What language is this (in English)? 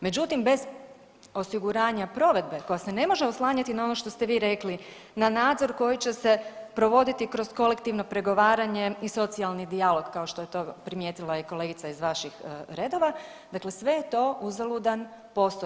Croatian